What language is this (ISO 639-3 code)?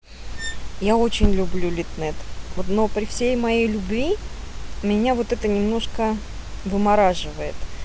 rus